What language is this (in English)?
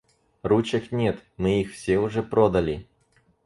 Russian